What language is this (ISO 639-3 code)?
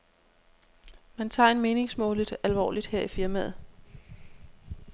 dan